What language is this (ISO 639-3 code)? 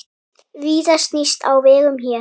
isl